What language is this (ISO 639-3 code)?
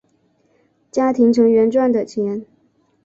zho